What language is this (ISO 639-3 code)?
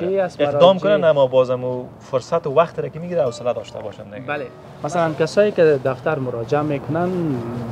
fas